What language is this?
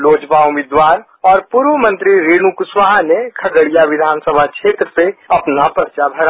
Hindi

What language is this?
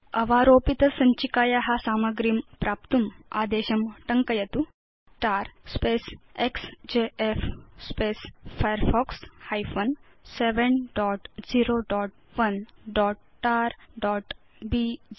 Sanskrit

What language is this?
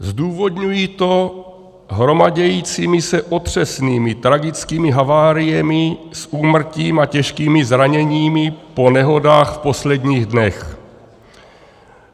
Czech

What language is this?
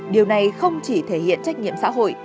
Vietnamese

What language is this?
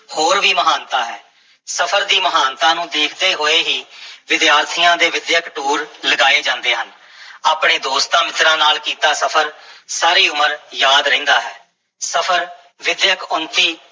Punjabi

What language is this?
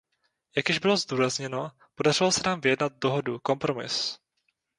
Czech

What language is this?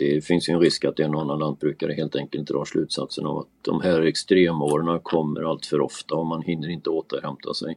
Swedish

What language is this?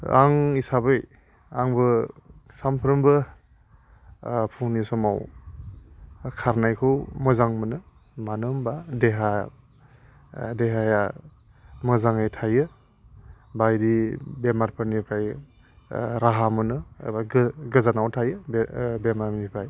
Bodo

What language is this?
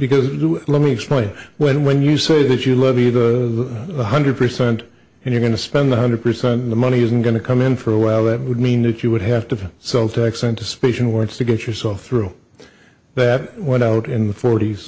English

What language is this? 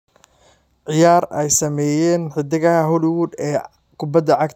Somali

